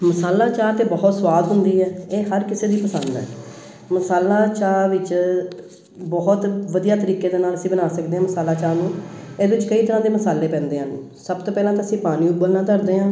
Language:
Punjabi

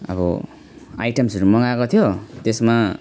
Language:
Nepali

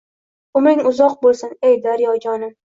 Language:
Uzbek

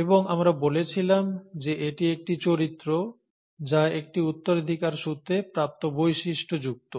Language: Bangla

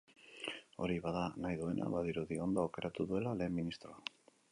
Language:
Basque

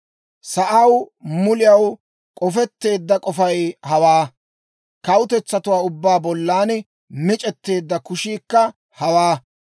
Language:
Dawro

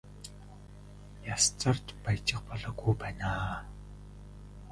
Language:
Mongolian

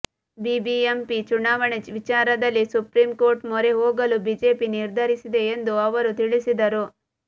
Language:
Kannada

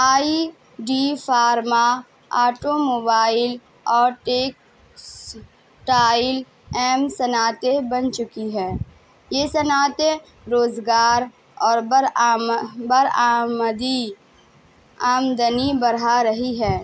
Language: Urdu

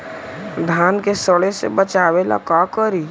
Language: Magahi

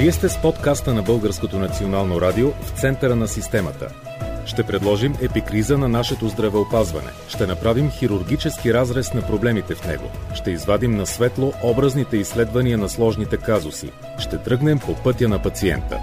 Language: Bulgarian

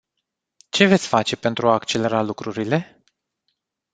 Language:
Romanian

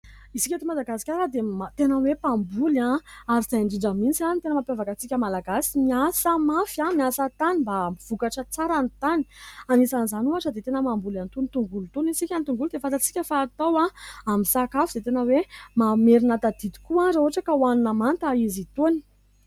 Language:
Malagasy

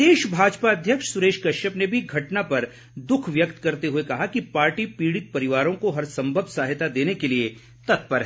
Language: Hindi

